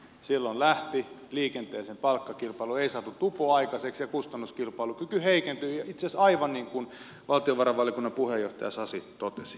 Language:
Finnish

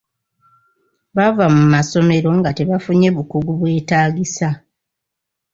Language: Ganda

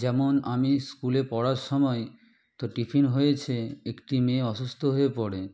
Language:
Bangla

